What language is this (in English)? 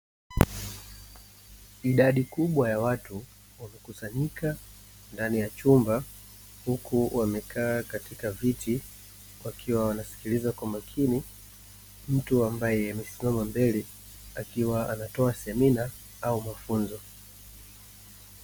Swahili